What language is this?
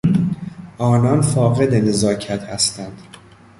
Persian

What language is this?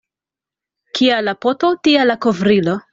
Esperanto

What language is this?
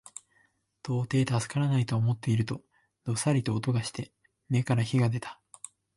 Japanese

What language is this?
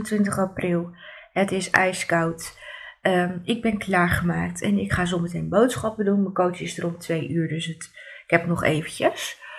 Dutch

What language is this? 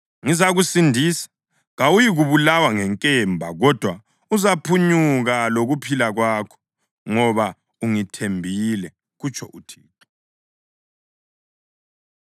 North Ndebele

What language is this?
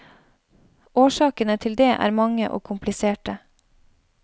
Norwegian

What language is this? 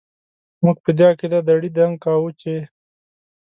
Pashto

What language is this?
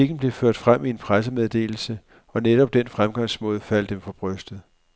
Danish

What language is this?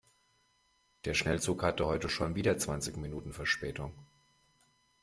German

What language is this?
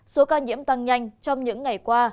Vietnamese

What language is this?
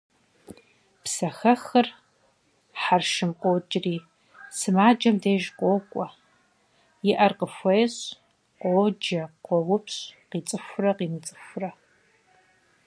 Kabardian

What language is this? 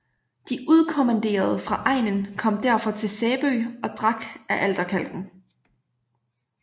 Danish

